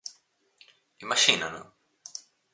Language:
Galician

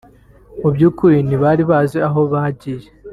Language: Kinyarwanda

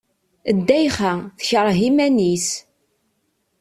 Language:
Kabyle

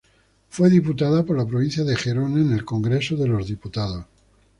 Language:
Spanish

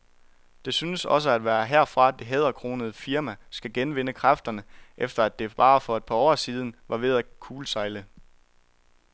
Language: Danish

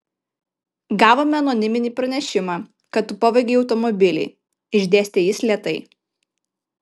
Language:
Lithuanian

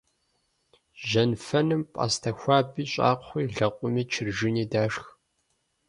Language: Kabardian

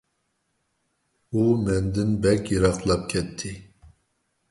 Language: Uyghur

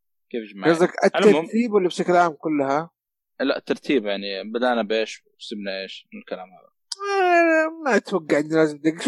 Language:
Arabic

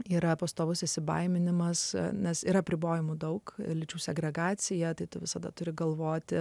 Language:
Lithuanian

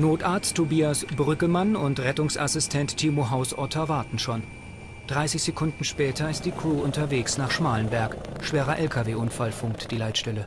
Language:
German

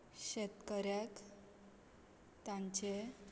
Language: Konkani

